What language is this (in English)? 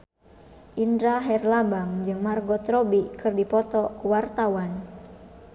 Sundanese